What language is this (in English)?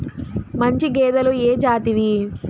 Telugu